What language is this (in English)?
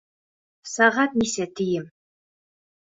Bashkir